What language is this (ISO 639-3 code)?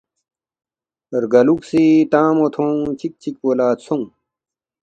bft